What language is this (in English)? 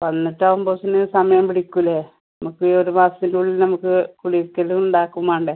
Malayalam